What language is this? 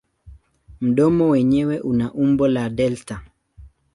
Swahili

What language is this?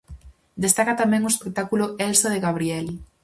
Galician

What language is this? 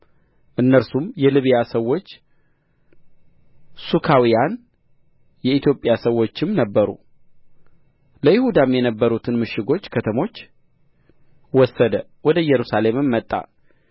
Amharic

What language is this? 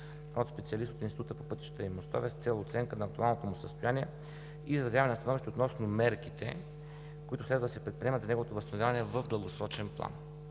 Bulgarian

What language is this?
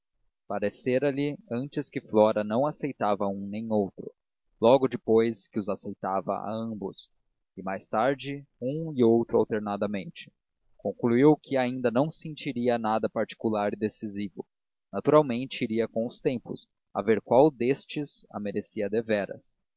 Portuguese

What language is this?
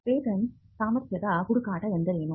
Kannada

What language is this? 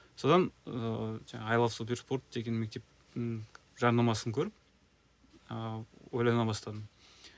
Kazakh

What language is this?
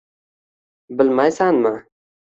Uzbek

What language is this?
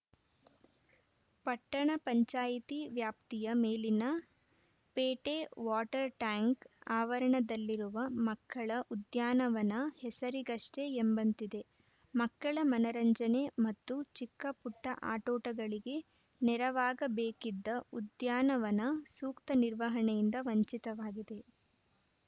Kannada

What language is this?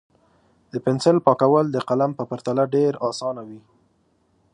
Pashto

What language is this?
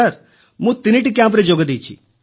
Odia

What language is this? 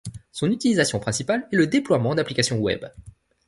French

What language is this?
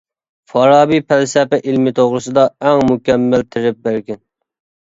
Uyghur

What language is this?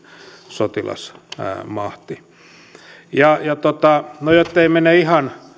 Finnish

